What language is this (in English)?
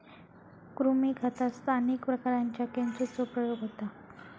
Marathi